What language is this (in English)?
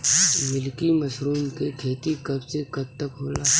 Bhojpuri